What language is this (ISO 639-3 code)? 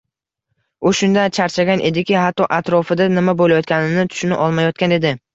uzb